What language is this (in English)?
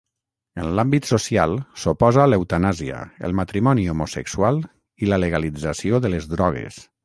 Catalan